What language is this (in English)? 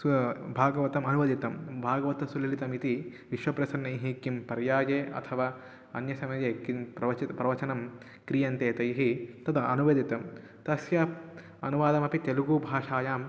Sanskrit